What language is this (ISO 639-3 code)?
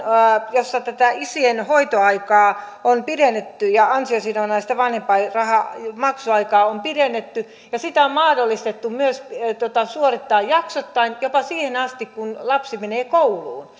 fin